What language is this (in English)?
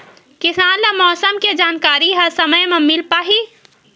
Chhattisgarhi